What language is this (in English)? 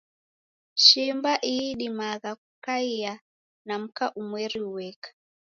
Taita